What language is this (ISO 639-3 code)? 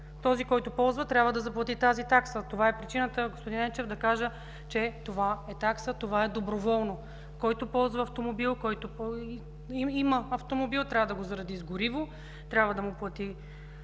bul